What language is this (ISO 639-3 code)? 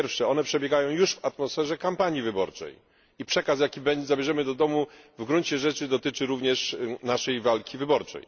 pol